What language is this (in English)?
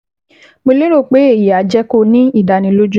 Yoruba